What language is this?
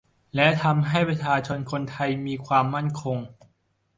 Thai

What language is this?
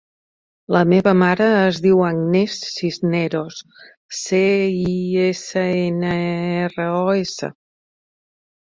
Catalan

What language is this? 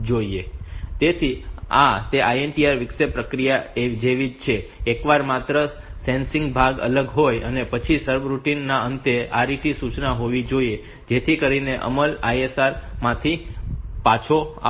Gujarati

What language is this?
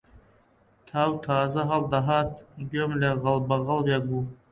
Central Kurdish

